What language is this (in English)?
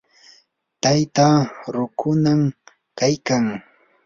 Yanahuanca Pasco Quechua